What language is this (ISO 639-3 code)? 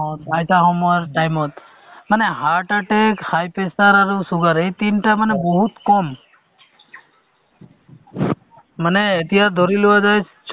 asm